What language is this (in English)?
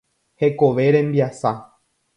Guarani